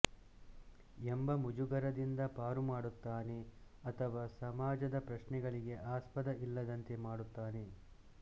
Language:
Kannada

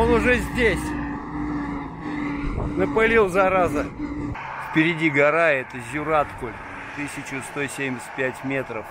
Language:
Russian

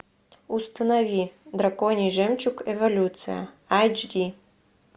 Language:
Russian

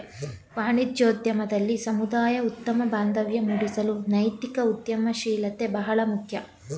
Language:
Kannada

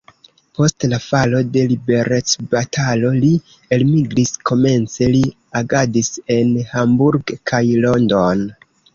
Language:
Esperanto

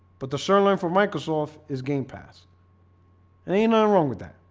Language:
English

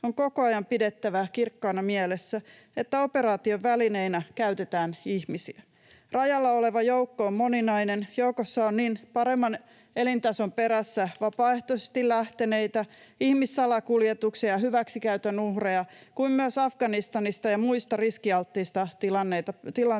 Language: Finnish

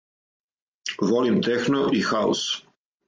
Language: Serbian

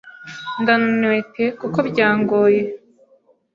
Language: Kinyarwanda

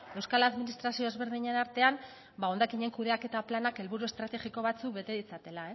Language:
Basque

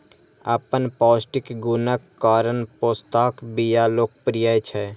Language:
Maithili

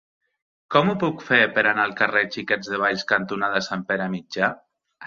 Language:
Catalan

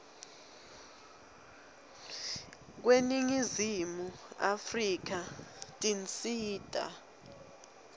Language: Swati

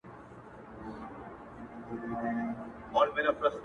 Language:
Pashto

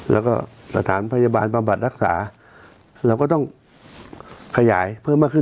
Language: Thai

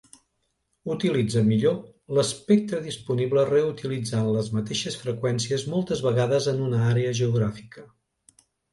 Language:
Catalan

